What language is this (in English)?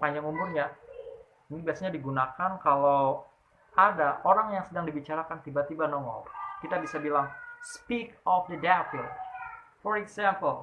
Indonesian